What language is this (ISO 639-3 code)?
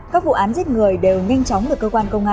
vie